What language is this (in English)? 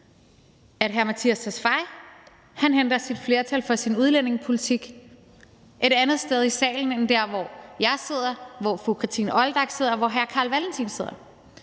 Danish